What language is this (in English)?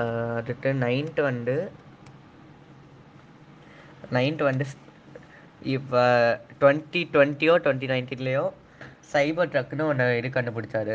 Tamil